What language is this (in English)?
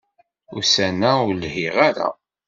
Kabyle